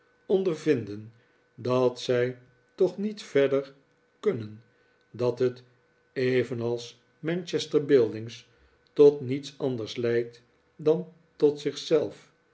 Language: Dutch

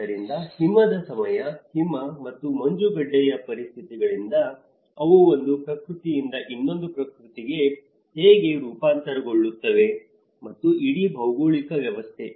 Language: Kannada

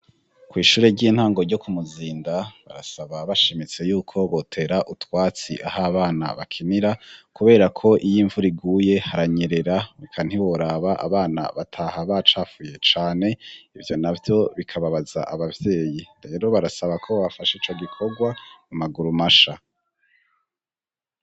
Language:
Rundi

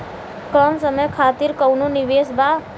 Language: Bhojpuri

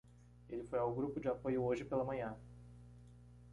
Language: Portuguese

